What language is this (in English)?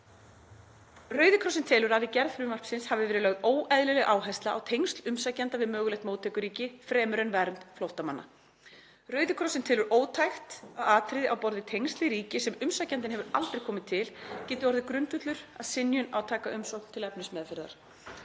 Icelandic